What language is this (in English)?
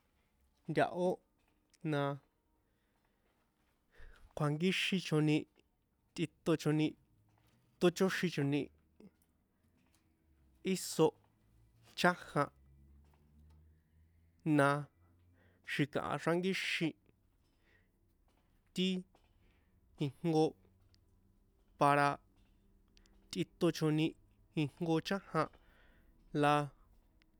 San Juan Atzingo Popoloca